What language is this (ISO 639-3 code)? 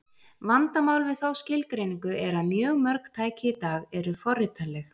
isl